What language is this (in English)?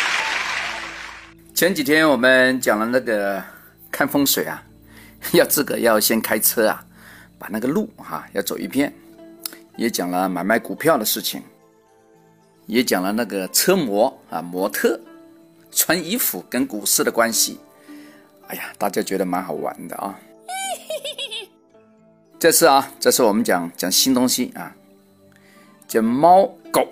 Chinese